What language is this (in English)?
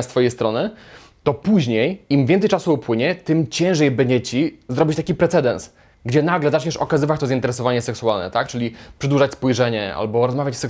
Polish